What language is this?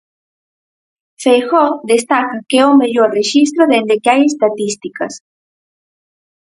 Galician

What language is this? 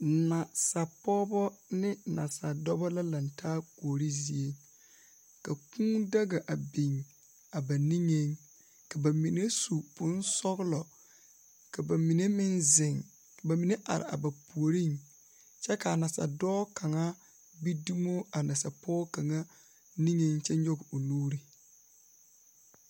Southern Dagaare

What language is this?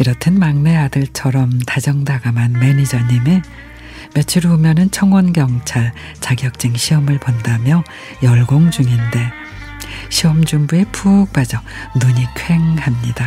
Korean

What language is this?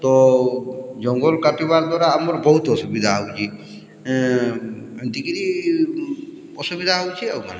Odia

